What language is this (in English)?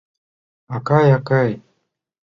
Mari